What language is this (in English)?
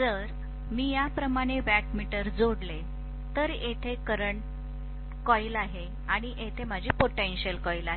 Marathi